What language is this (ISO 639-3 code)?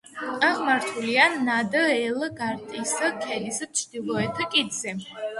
kat